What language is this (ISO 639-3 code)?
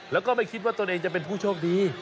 tha